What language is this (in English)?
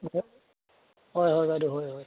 Assamese